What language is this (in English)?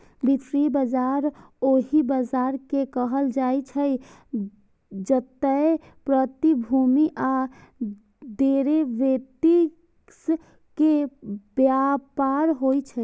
Maithili